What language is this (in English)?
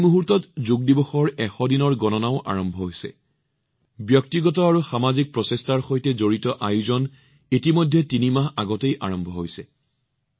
Assamese